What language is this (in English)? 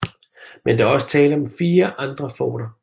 Danish